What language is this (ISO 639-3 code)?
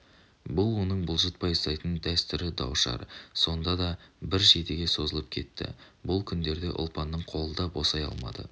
kaz